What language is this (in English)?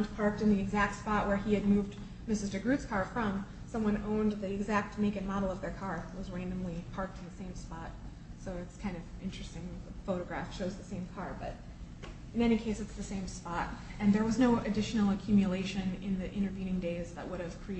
English